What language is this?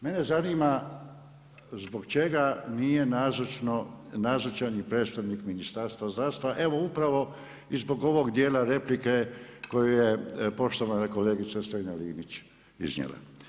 Croatian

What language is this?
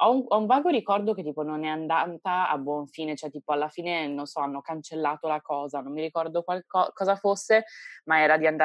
Italian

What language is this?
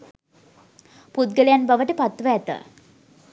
Sinhala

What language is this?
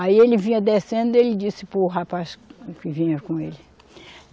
Portuguese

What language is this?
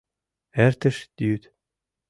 Mari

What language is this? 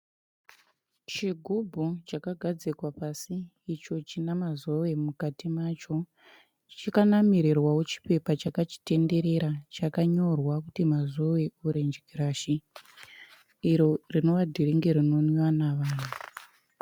Shona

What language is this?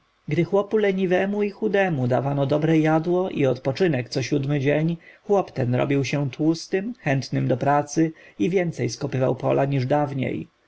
Polish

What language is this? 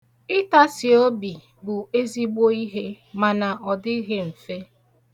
Igbo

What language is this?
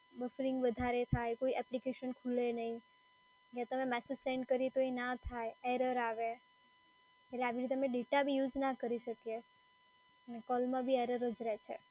Gujarati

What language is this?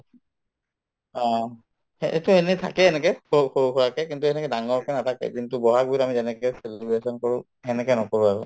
Assamese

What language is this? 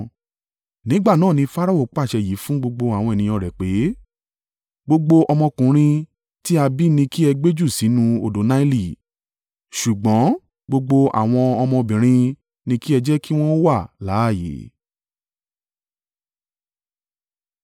Yoruba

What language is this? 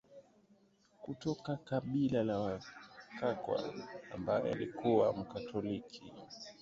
Swahili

